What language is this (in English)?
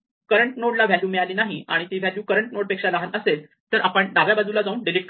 Marathi